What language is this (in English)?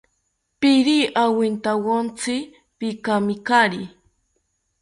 South Ucayali Ashéninka